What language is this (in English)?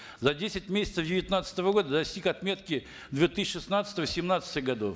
Kazakh